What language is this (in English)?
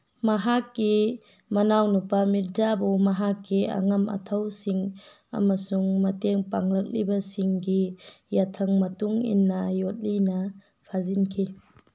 Manipuri